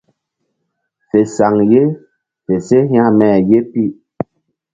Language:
Mbum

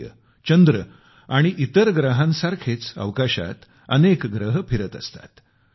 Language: Marathi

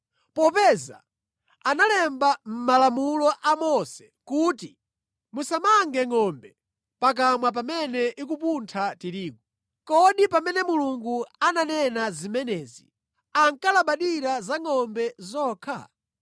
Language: Nyanja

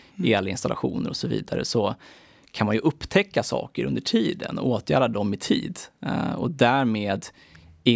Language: Swedish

